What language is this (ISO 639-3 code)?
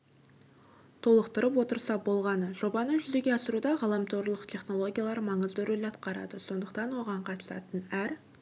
kaz